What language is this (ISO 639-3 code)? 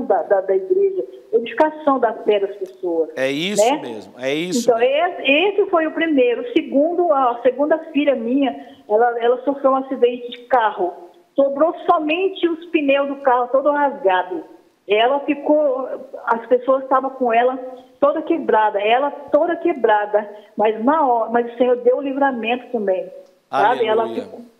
por